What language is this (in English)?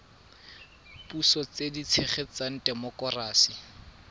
Tswana